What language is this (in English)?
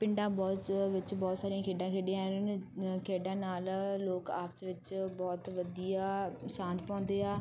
Punjabi